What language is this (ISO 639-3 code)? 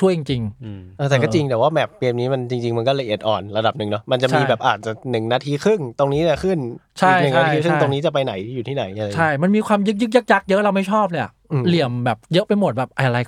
tha